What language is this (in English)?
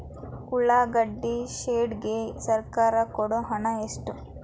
Kannada